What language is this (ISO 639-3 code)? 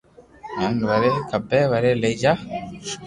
lrk